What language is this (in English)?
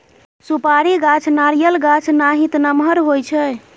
Maithili